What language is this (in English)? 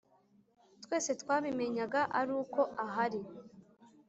Kinyarwanda